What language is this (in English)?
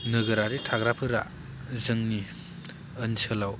Bodo